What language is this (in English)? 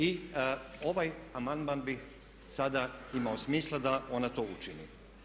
Croatian